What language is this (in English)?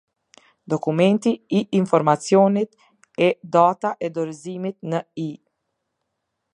Albanian